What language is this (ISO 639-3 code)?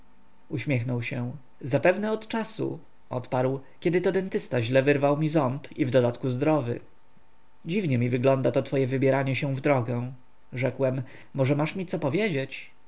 pol